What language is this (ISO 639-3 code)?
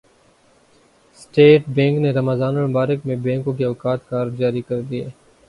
urd